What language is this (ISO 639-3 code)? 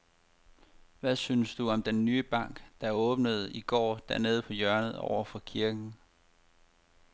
dan